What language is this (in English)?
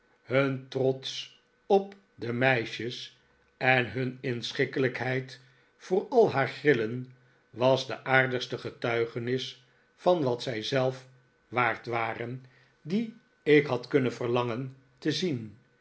Dutch